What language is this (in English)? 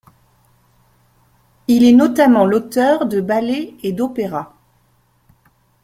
French